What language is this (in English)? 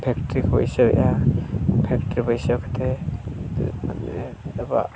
Santali